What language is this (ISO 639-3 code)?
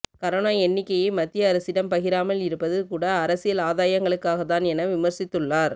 tam